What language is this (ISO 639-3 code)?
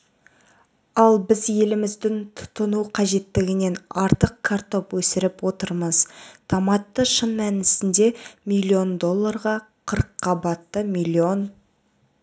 kaz